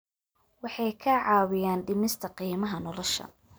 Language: Somali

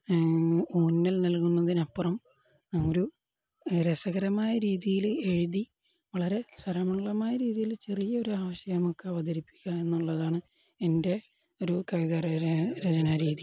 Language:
Malayalam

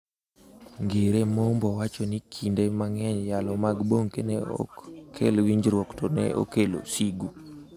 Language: Luo (Kenya and Tanzania)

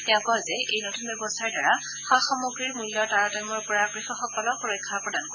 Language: Assamese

